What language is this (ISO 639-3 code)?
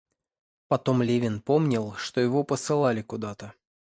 rus